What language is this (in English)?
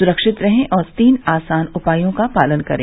Hindi